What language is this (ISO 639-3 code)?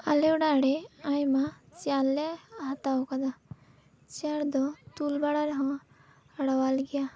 sat